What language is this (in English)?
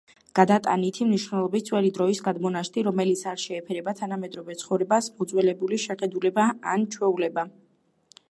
Georgian